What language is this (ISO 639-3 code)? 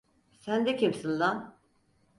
tur